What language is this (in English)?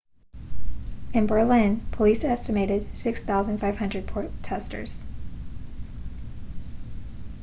English